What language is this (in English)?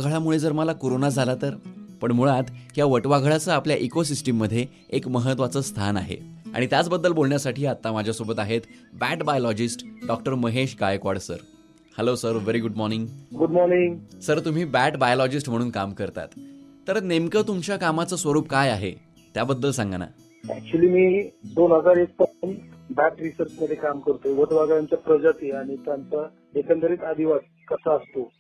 Hindi